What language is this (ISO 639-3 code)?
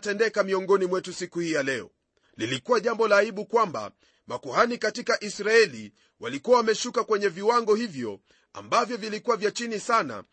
swa